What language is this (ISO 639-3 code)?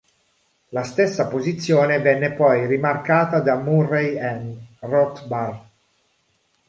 ita